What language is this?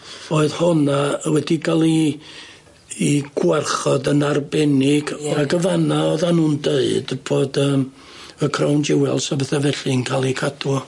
Welsh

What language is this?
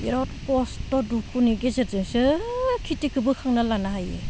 Bodo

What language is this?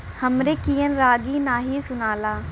Bhojpuri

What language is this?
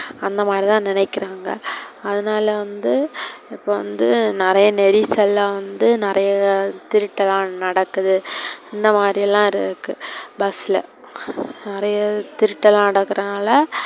Tamil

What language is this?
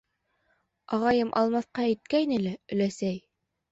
Bashkir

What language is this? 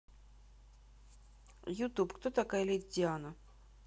Russian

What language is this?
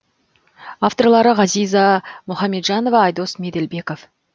Kazakh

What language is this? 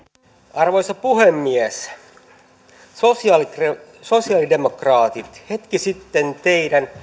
Finnish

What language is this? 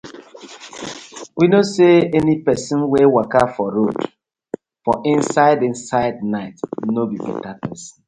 Nigerian Pidgin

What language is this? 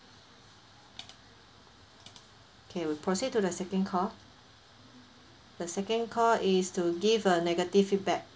English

